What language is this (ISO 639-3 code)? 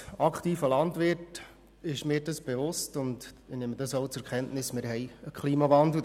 gsw